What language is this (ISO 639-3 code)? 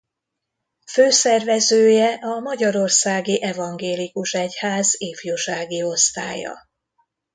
hun